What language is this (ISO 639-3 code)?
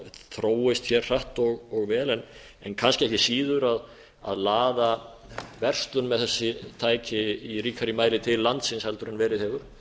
isl